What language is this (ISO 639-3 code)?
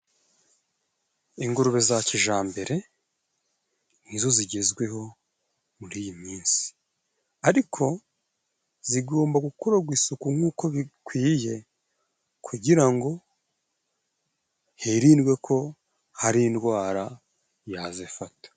kin